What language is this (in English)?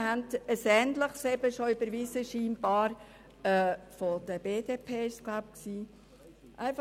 Swiss German